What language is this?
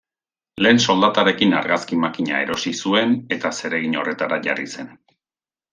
Basque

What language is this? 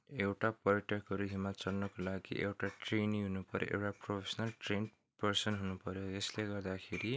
Nepali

